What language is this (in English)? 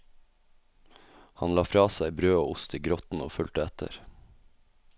Norwegian